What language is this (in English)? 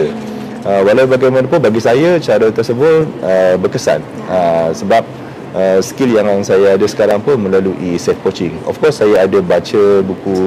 Malay